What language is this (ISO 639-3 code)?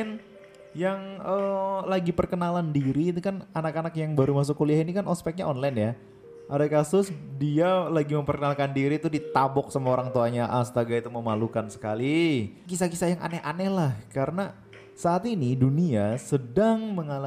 ind